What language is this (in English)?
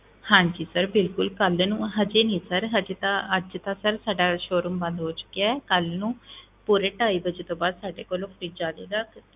Punjabi